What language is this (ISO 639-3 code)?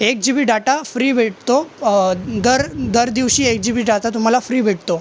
mar